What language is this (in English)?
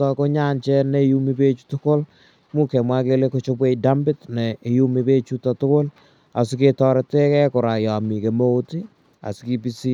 Kalenjin